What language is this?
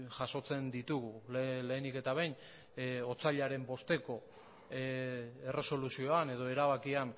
Basque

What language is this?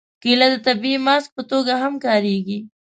Pashto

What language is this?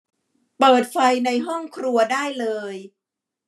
Thai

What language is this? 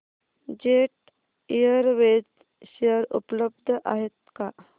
Marathi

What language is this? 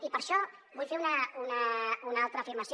Catalan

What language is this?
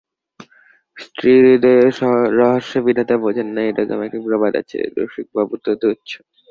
Bangla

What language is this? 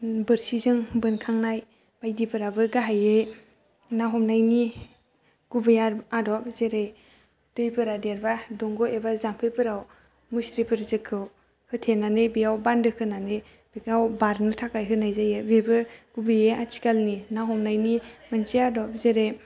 Bodo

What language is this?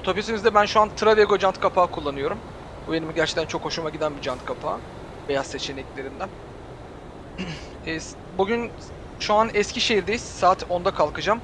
Turkish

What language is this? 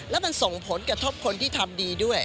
Thai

